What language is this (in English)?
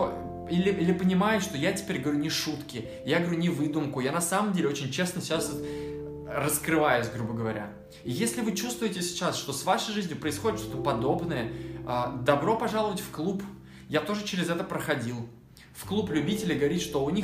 Russian